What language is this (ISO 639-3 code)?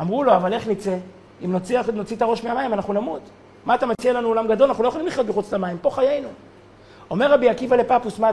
heb